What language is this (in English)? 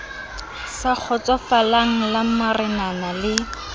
Southern Sotho